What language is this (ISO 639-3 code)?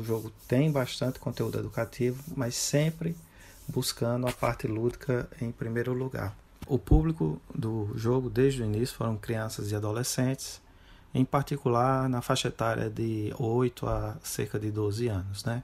por